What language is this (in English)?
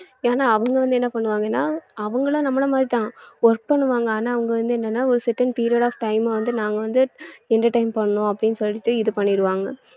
Tamil